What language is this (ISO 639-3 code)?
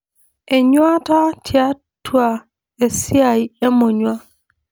mas